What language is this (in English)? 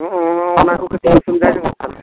Santali